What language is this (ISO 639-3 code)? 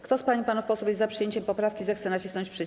pol